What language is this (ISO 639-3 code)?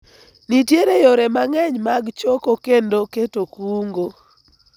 luo